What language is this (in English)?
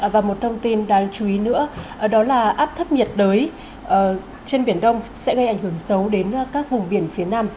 Vietnamese